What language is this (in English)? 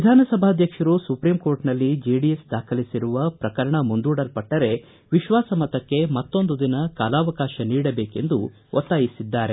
Kannada